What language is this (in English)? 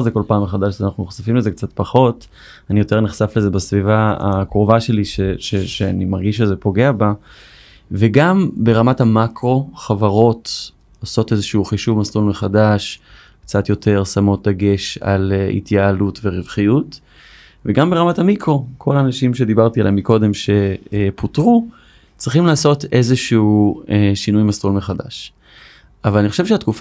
Hebrew